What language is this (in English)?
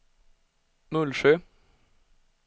Swedish